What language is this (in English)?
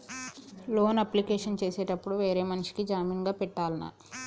Telugu